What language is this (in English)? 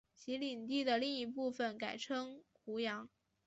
Chinese